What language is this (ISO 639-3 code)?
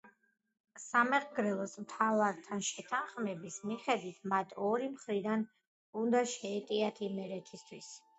kat